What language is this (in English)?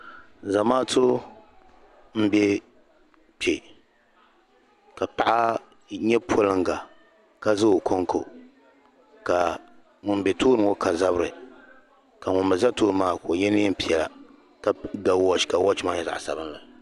Dagbani